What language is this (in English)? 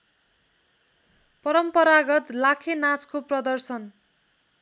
Nepali